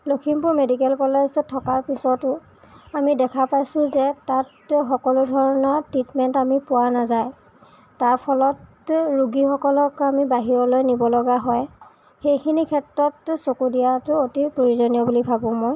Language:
Assamese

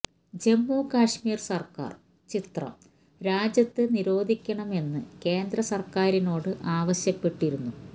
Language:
Malayalam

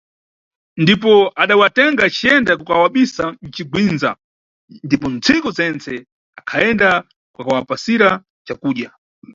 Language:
Nyungwe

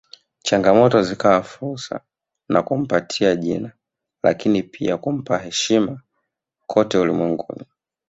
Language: Swahili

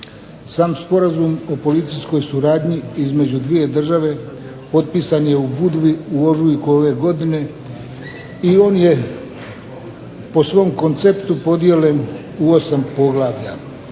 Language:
Croatian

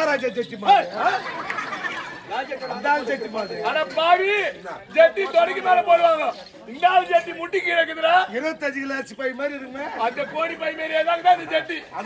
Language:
Arabic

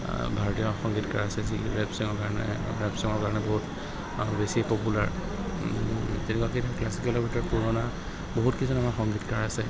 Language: Assamese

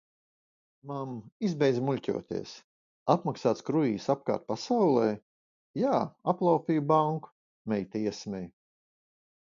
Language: Latvian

